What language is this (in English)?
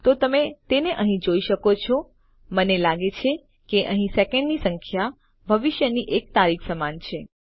Gujarati